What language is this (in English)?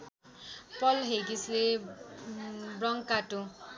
Nepali